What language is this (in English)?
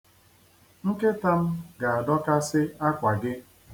Igbo